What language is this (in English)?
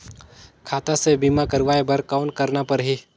Chhattisgarhi